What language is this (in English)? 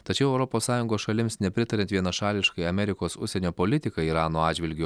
Lithuanian